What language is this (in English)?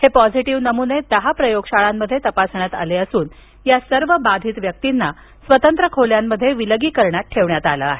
Marathi